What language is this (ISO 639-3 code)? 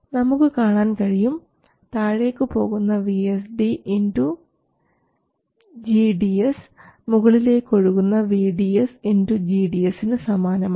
mal